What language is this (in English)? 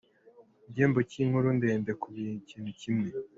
Kinyarwanda